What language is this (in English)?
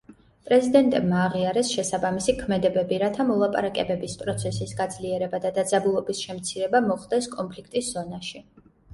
Georgian